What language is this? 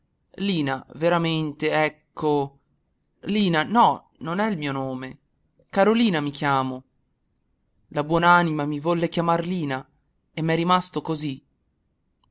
Italian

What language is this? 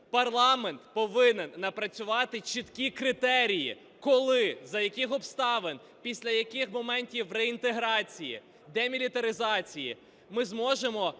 Ukrainian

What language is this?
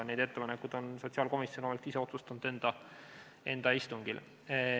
Estonian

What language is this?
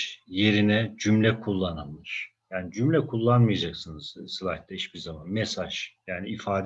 Turkish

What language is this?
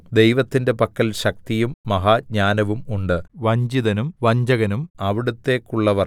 Malayalam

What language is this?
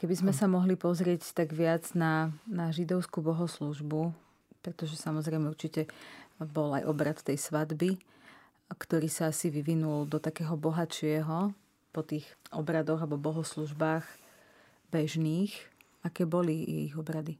Slovak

